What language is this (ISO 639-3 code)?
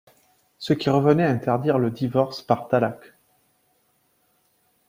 fra